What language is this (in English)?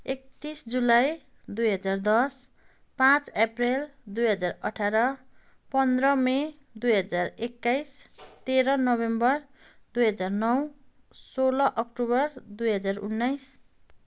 Nepali